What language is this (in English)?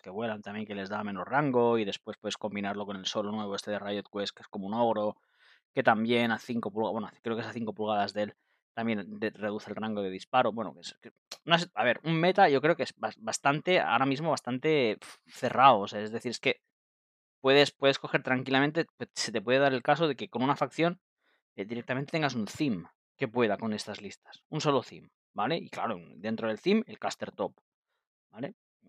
Spanish